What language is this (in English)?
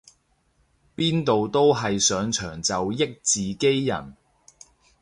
Cantonese